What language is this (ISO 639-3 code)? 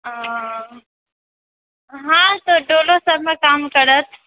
mai